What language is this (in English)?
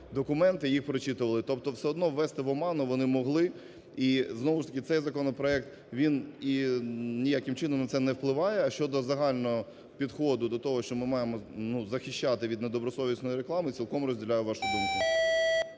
Ukrainian